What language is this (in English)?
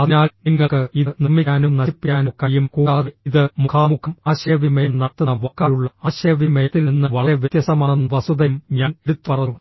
Malayalam